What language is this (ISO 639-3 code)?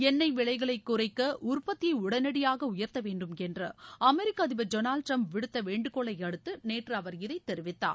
tam